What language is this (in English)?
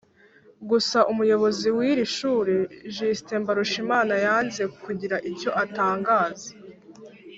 Kinyarwanda